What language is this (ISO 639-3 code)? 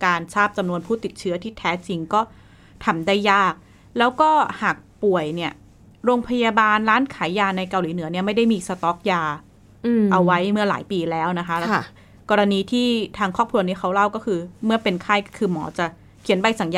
tha